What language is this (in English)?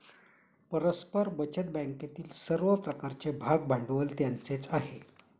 Marathi